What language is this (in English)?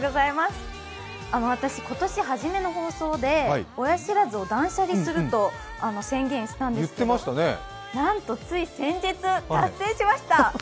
Japanese